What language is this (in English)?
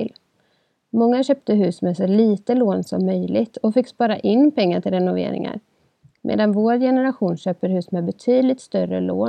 Swedish